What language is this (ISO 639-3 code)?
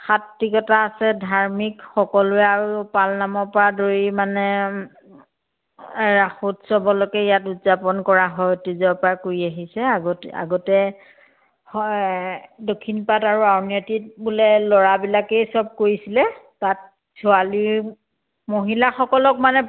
asm